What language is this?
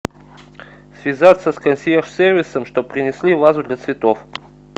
Russian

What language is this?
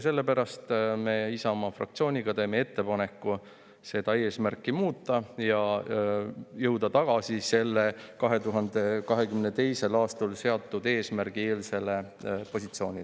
Estonian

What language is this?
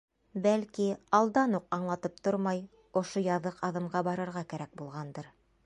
Bashkir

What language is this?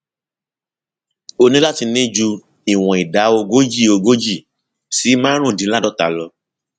Yoruba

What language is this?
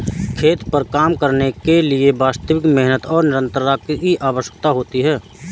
Hindi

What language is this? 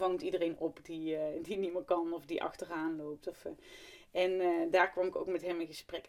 Dutch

